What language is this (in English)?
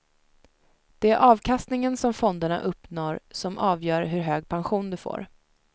Swedish